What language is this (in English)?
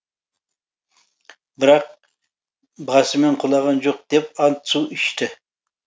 Kazakh